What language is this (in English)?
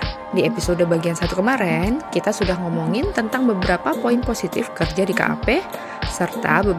Indonesian